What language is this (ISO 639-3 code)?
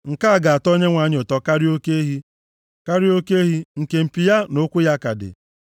ibo